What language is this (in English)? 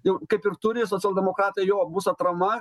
Lithuanian